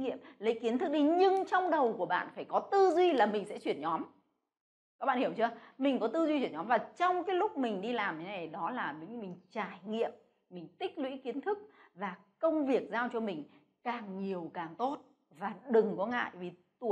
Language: Vietnamese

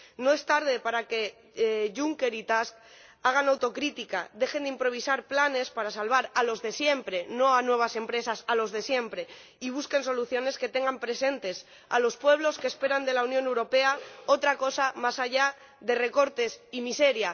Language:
Spanish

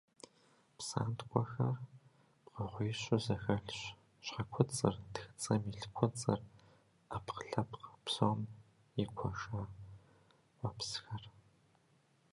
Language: Kabardian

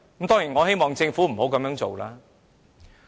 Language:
Cantonese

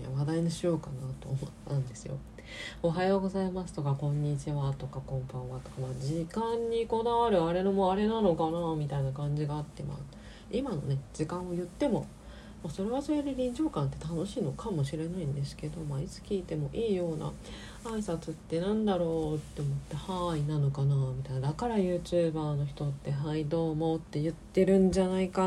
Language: Japanese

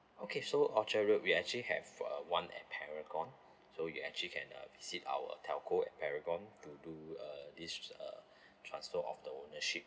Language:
English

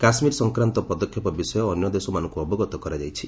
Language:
Odia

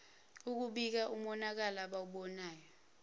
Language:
Zulu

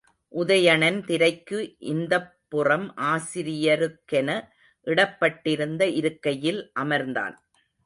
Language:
Tamil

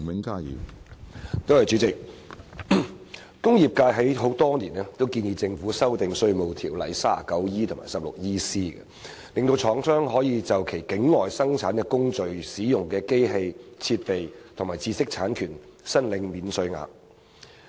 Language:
Cantonese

